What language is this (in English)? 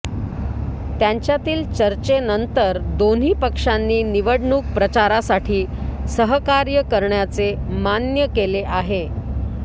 Marathi